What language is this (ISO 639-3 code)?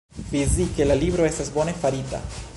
epo